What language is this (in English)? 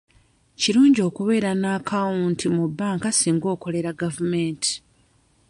Ganda